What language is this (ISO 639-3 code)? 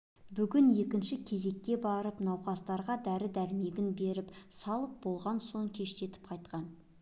kaz